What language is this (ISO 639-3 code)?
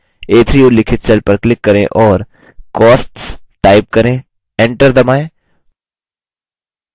hin